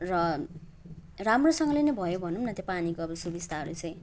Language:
Nepali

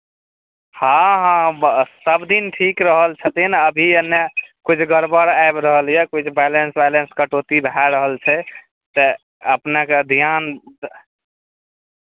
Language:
Maithili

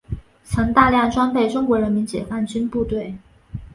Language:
Chinese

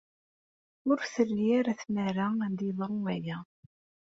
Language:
Kabyle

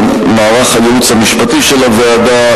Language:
Hebrew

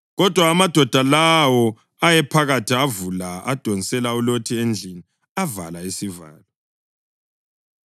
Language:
North Ndebele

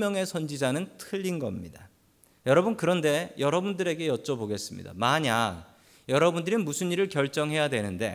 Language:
Korean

